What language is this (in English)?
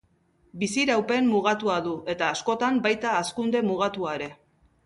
Basque